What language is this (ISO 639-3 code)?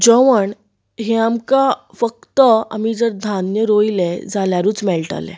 kok